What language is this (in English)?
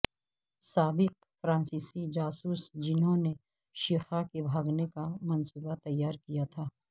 Urdu